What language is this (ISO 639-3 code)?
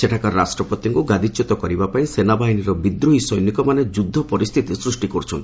ori